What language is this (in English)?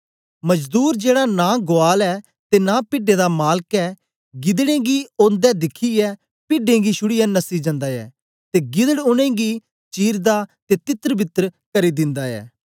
Dogri